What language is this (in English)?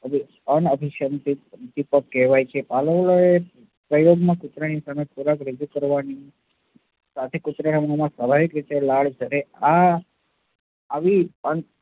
Gujarati